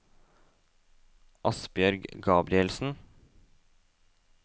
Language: Norwegian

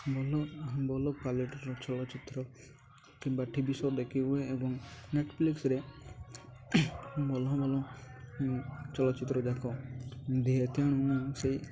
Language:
Odia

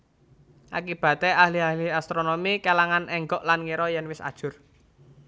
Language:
Javanese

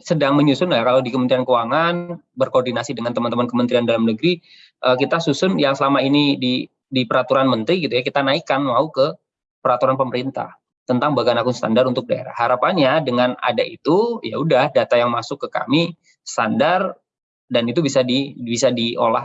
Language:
Indonesian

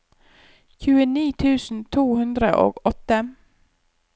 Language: Norwegian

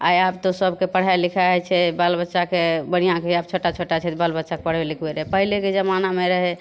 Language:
Maithili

